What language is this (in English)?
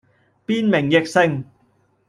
Cantonese